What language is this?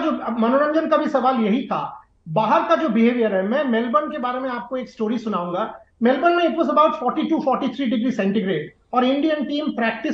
Hindi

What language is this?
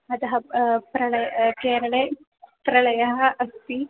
Sanskrit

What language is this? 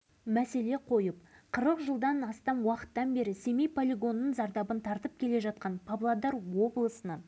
Kazakh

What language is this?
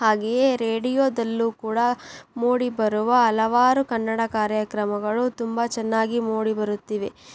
Kannada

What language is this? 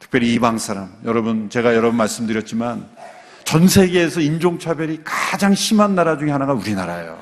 Korean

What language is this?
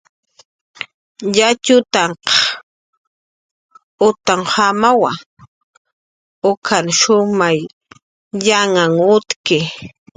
Jaqaru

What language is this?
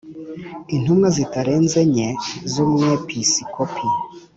Kinyarwanda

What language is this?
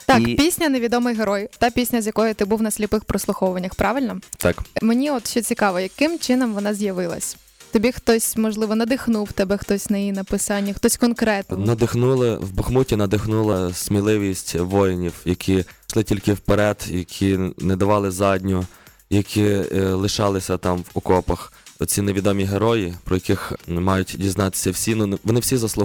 Ukrainian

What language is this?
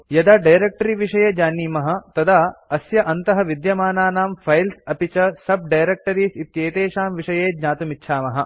Sanskrit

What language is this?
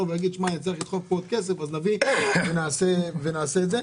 Hebrew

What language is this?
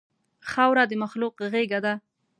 Pashto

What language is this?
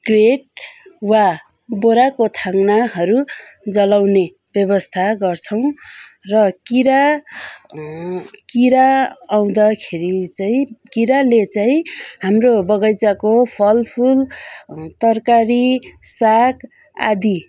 Nepali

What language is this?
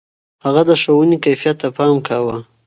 Pashto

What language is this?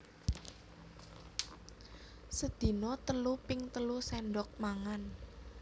Javanese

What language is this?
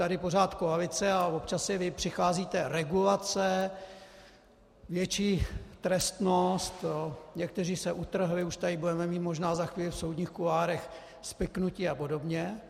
Czech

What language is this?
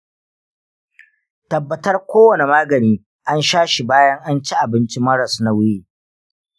Hausa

